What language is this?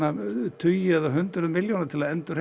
Icelandic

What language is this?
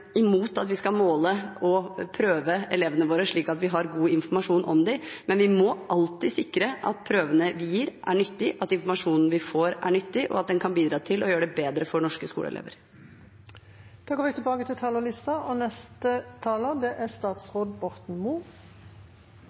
Norwegian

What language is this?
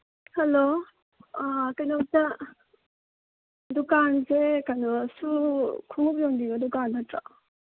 Manipuri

